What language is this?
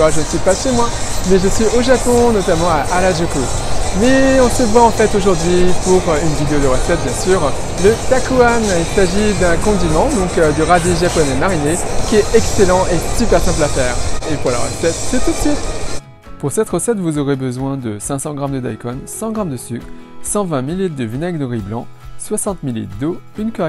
French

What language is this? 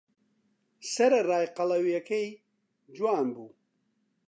Central Kurdish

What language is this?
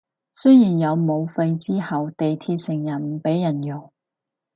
Cantonese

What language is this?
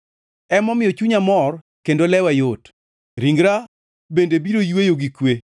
Luo (Kenya and Tanzania)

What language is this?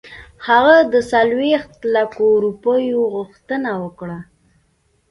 Pashto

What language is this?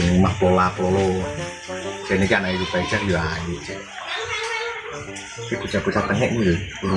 Indonesian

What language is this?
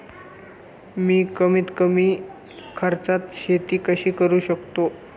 Marathi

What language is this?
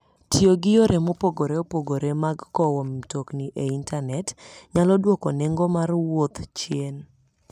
Luo (Kenya and Tanzania)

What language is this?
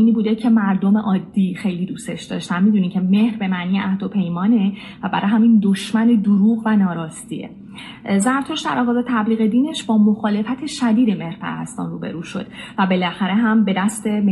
Persian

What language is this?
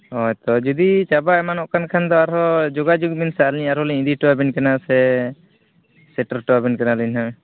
Santali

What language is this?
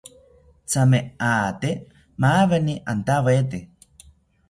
South Ucayali Ashéninka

